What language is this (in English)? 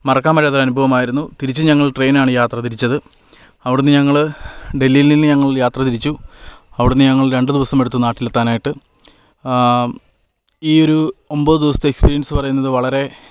Malayalam